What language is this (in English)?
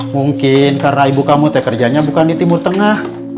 Indonesian